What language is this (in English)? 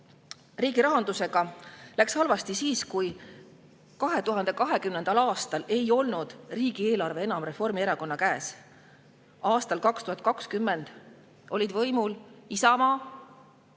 Estonian